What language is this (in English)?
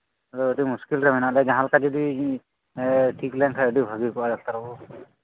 Santali